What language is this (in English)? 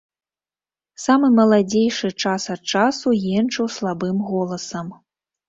Belarusian